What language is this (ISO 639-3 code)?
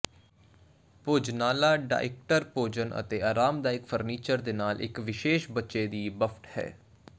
pan